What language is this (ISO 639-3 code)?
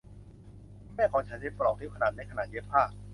tha